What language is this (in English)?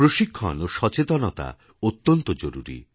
Bangla